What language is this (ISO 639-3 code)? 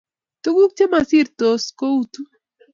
kln